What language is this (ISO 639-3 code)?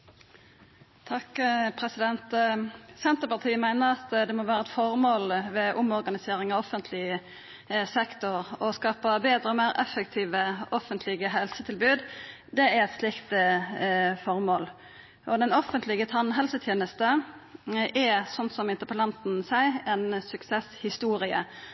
nno